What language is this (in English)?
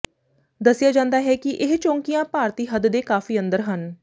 Punjabi